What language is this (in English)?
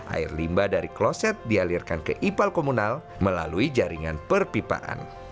Indonesian